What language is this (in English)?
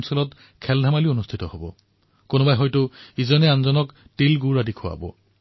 Assamese